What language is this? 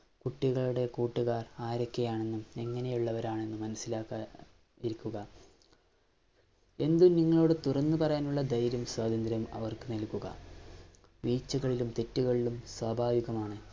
Malayalam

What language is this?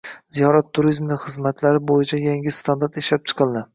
Uzbek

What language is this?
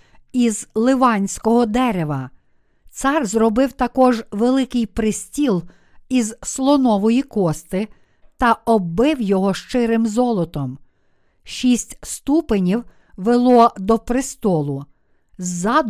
Ukrainian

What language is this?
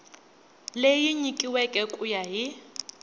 Tsonga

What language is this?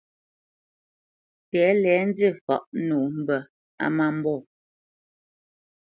Bamenyam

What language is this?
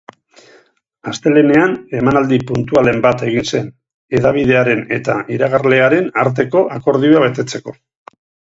Basque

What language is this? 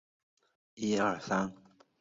Chinese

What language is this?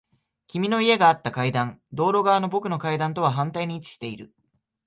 Japanese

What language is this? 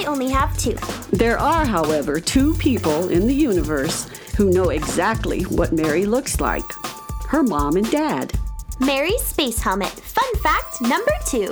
English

